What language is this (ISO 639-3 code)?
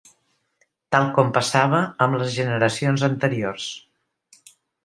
cat